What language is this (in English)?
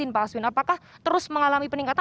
Indonesian